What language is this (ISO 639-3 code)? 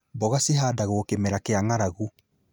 kik